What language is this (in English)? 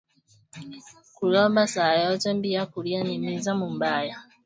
Swahili